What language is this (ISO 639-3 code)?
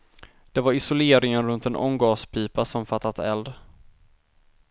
swe